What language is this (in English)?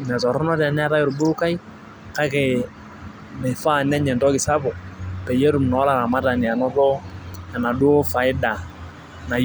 Masai